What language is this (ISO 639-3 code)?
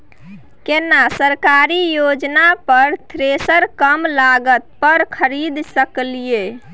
mai